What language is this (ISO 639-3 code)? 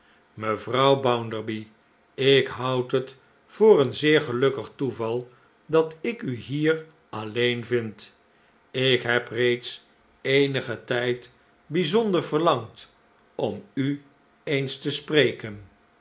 nld